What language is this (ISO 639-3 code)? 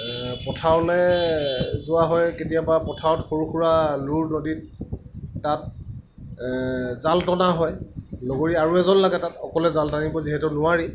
asm